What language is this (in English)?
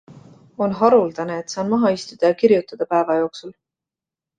Estonian